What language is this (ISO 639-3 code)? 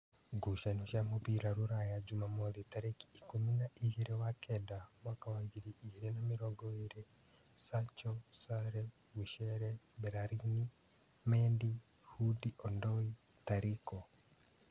kik